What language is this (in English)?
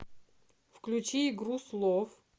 Russian